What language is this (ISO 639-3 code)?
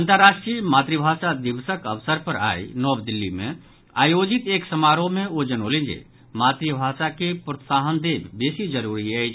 mai